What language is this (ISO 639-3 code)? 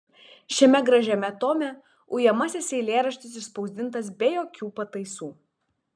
lit